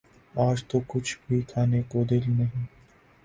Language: Urdu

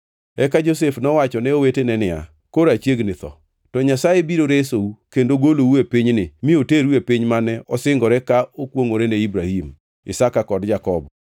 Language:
Luo (Kenya and Tanzania)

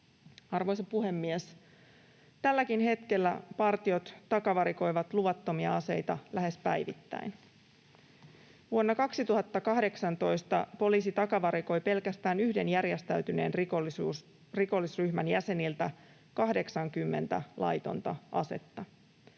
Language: Finnish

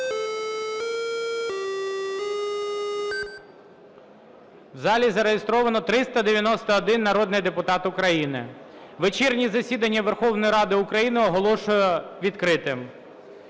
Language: Ukrainian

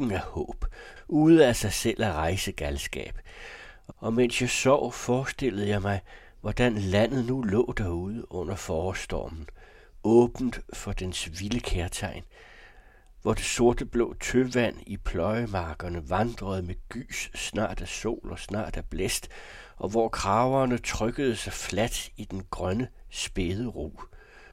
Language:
Danish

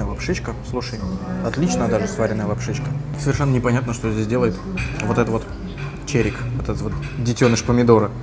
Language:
Russian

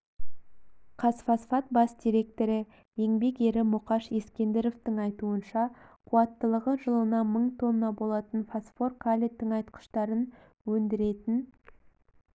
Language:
Kazakh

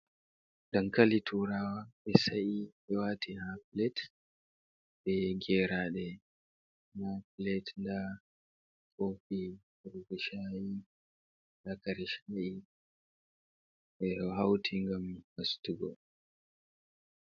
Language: Fula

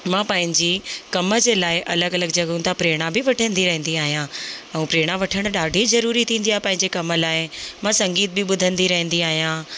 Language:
Sindhi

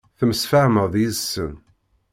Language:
Kabyle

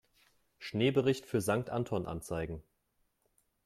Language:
German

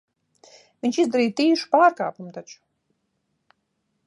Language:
Latvian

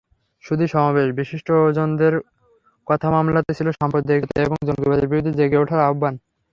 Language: Bangla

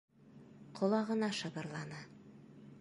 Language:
Bashkir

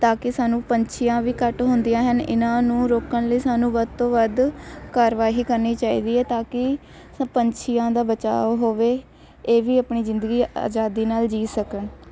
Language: Punjabi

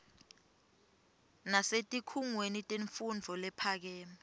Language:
Swati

